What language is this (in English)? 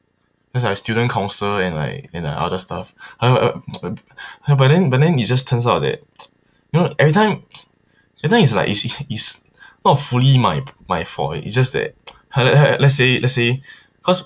English